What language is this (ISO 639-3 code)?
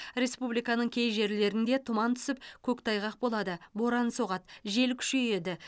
kaz